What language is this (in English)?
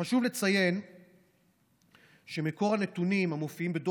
Hebrew